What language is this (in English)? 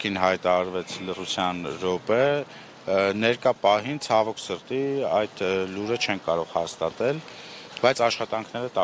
Romanian